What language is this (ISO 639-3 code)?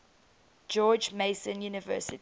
eng